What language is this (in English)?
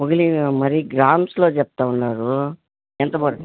Telugu